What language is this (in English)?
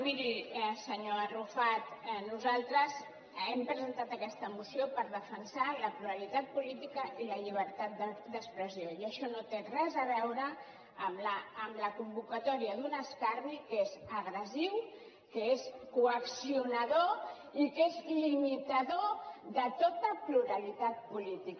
Catalan